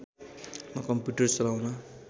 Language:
Nepali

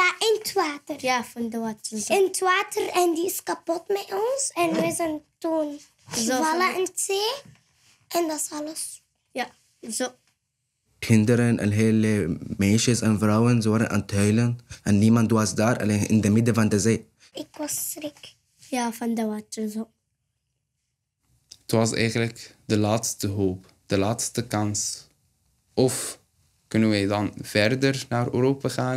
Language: Dutch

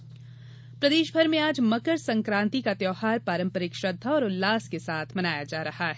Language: Hindi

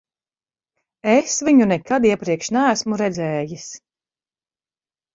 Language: Latvian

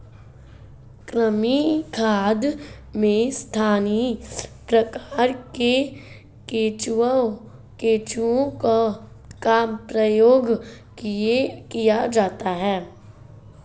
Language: Hindi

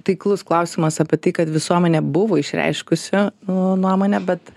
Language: Lithuanian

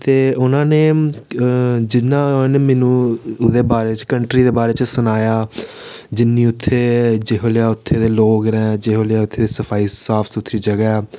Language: Dogri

